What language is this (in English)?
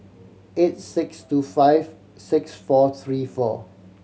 English